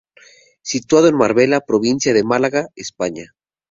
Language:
Spanish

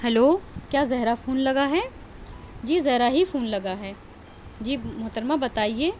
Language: Urdu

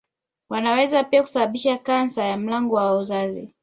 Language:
Swahili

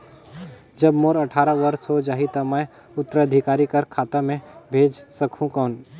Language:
Chhattisgarhi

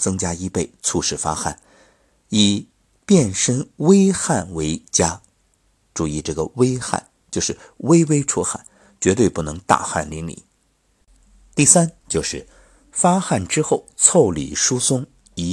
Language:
Chinese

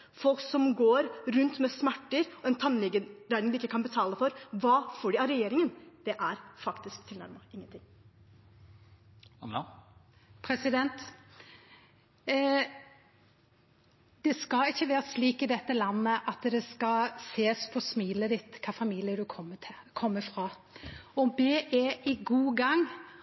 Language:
Norwegian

